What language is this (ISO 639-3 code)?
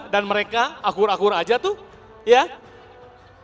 ind